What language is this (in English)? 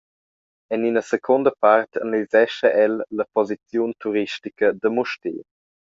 Romansh